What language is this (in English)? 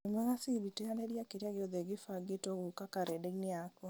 Kikuyu